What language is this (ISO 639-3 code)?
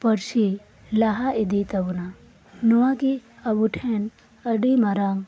sat